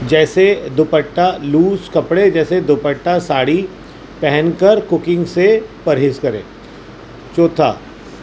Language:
Urdu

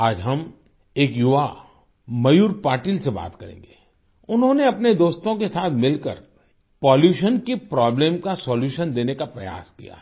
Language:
Hindi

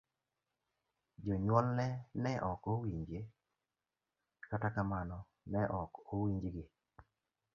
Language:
Luo (Kenya and Tanzania)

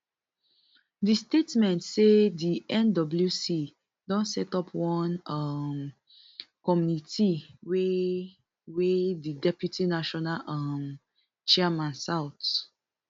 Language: Nigerian Pidgin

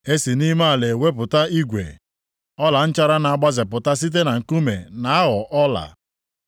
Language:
Igbo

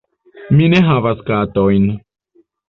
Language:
Esperanto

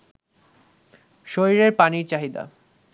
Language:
Bangla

